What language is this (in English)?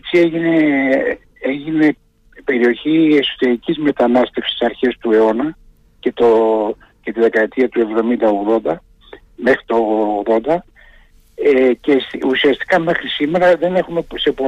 Greek